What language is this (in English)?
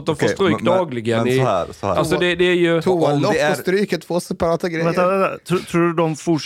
Swedish